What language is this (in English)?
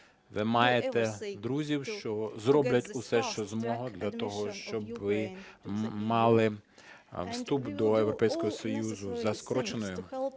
Ukrainian